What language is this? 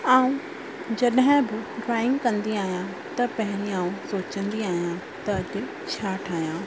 Sindhi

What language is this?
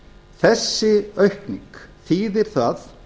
Icelandic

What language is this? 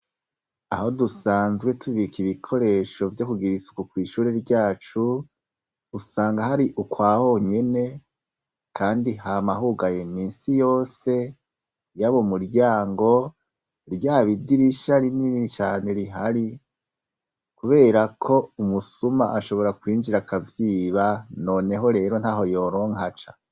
Rundi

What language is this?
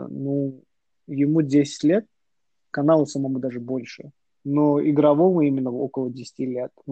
Russian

